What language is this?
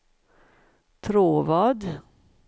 Swedish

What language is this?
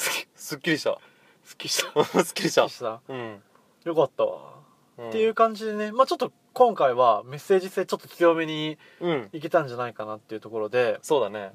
Japanese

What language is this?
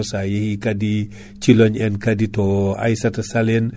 Fula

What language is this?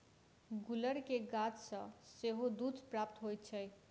Maithili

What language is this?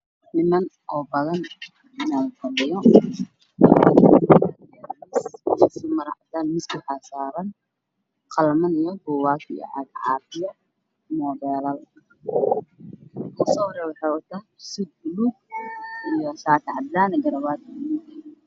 Somali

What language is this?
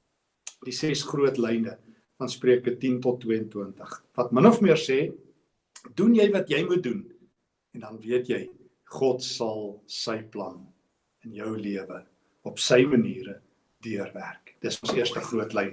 Dutch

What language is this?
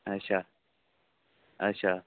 Dogri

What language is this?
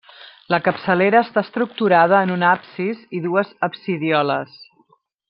Catalan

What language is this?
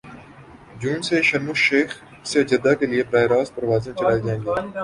Urdu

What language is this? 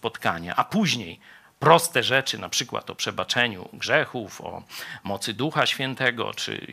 Polish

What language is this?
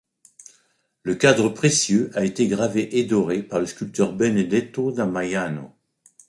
French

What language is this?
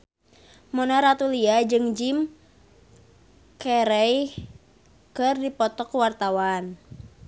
Sundanese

